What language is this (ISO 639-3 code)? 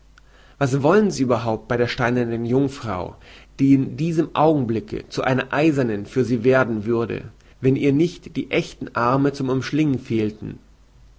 deu